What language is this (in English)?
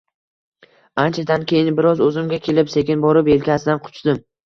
Uzbek